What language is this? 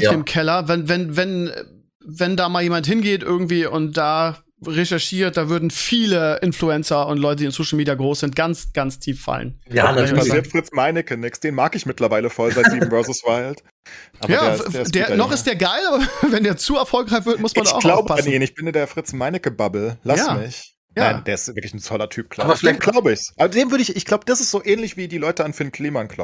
German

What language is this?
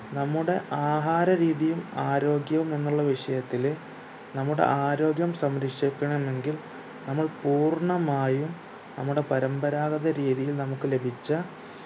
Malayalam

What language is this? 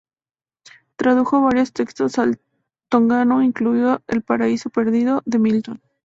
Spanish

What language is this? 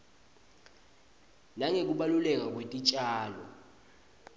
Swati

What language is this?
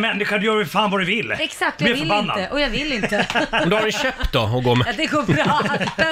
Swedish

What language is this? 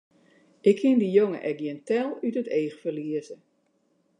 Western Frisian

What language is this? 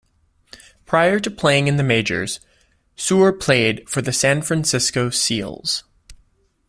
English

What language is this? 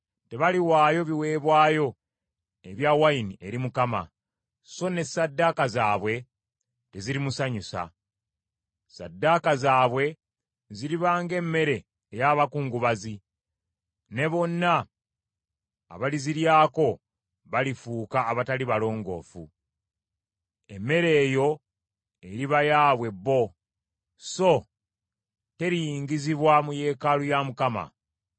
Ganda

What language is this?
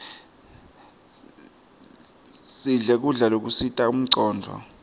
Swati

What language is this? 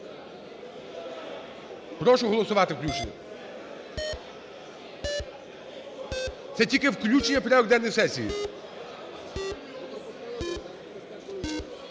Ukrainian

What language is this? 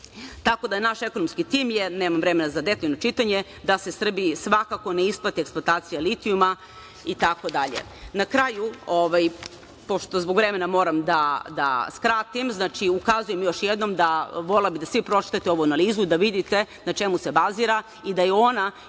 Serbian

